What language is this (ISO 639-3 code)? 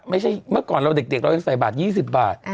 tha